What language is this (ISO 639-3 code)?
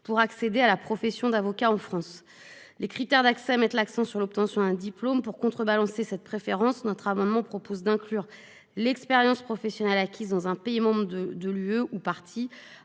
fra